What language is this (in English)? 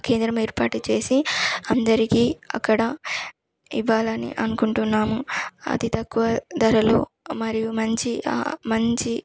Telugu